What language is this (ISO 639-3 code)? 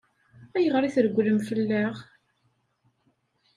kab